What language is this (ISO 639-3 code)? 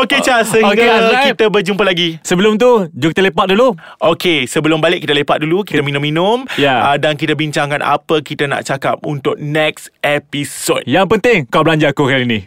msa